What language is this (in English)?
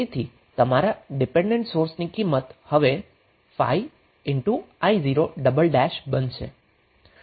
Gujarati